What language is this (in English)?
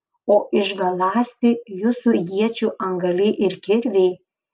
Lithuanian